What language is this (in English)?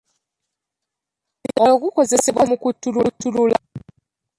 Ganda